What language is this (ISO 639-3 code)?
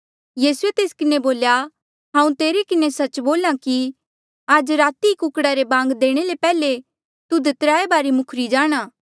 mjl